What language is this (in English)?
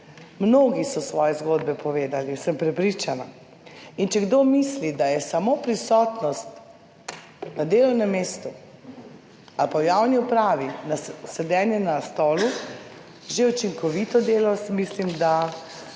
Slovenian